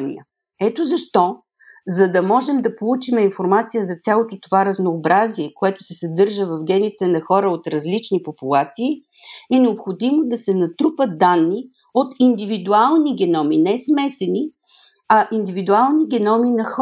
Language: Bulgarian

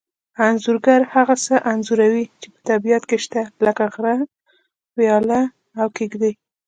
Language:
Pashto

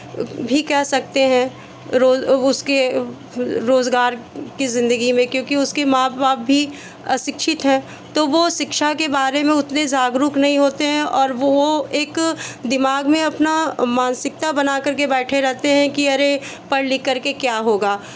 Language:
Hindi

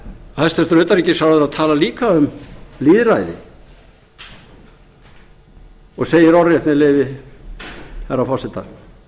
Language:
Icelandic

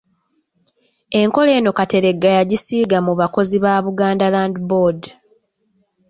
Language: Ganda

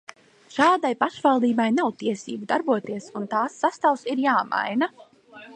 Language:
Latvian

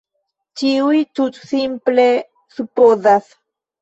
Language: Esperanto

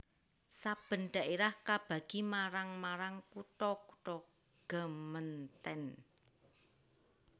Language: Javanese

